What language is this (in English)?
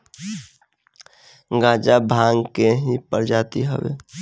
Bhojpuri